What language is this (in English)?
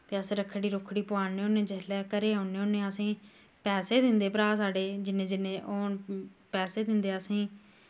Dogri